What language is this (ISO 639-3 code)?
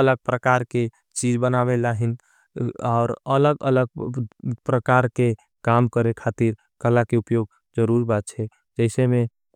anp